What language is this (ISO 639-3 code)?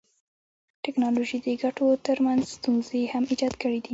pus